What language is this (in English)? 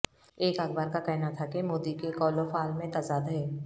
Urdu